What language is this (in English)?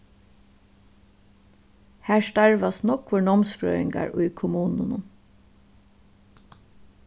Faroese